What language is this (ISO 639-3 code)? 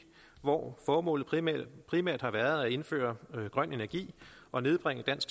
dan